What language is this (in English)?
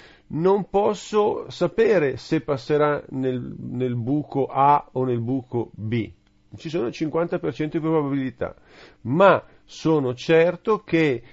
Italian